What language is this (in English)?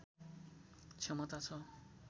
Nepali